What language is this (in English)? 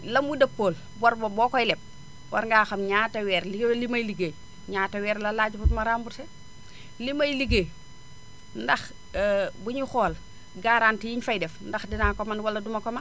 Wolof